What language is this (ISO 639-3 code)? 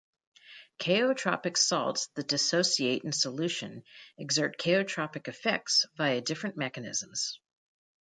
eng